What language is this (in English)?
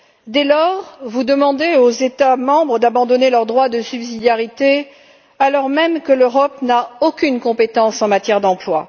French